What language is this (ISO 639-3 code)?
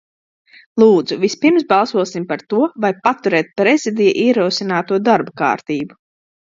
lav